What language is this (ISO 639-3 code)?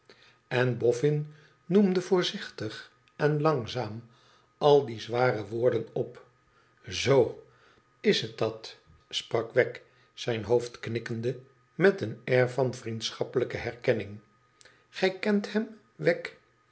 nld